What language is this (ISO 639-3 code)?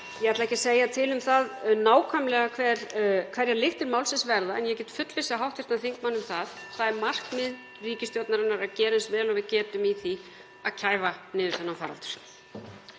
isl